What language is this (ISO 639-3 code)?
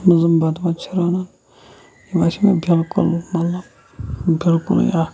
kas